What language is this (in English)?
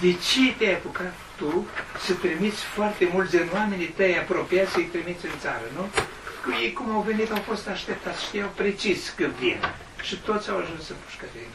Romanian